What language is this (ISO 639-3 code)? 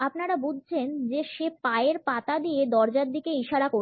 ben